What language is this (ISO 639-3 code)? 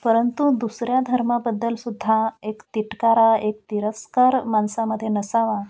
mar